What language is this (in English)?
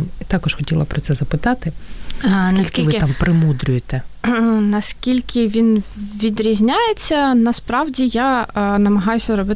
Ukrainian